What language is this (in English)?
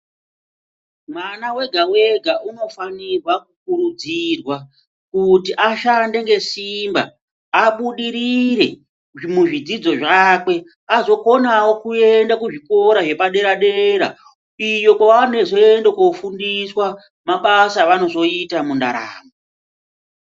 Ndau